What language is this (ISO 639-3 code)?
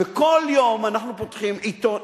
heb